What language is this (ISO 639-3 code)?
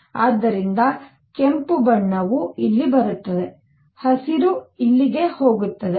kan